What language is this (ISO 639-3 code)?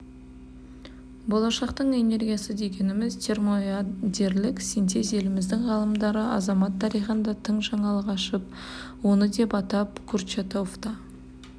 kaz